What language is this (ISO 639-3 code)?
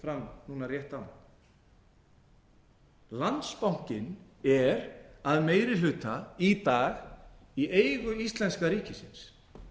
isl